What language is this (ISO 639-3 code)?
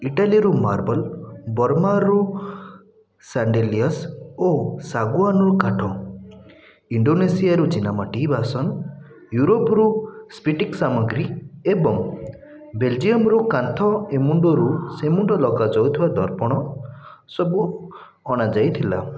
ori